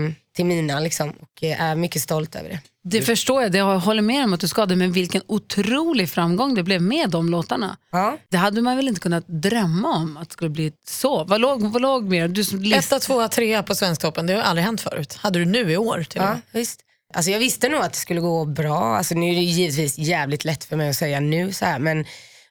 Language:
Swedish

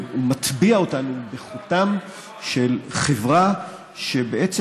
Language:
Hebrew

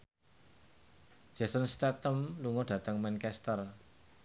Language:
Javanese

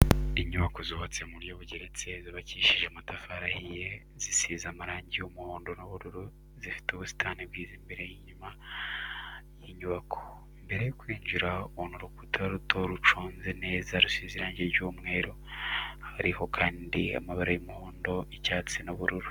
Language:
Kinyarwanda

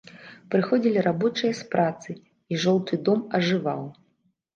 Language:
Belarusian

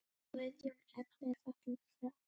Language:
Icelandic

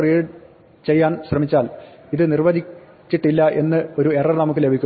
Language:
Malayalam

